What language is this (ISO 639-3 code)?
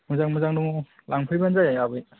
brx